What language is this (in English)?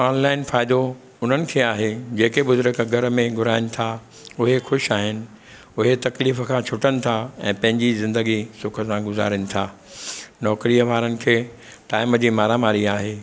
Sindhi